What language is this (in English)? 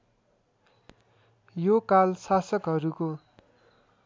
Nepali